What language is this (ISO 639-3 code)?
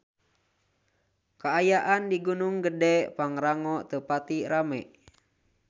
sun